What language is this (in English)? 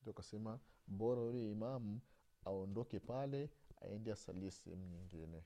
Swahili